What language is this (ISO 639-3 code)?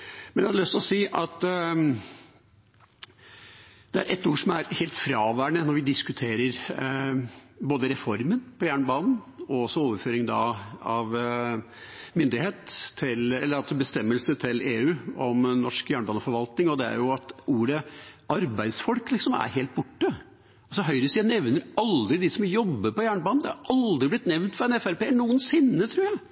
nob